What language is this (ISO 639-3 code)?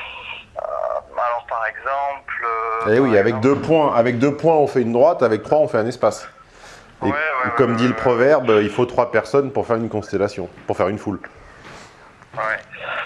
fra